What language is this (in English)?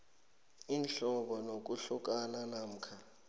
South Ndebele